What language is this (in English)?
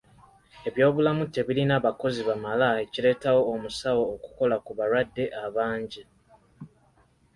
Ganda